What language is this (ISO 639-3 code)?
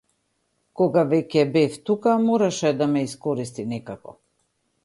mkd